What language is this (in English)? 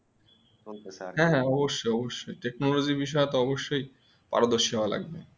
Bangla